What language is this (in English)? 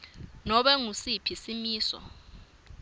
Swati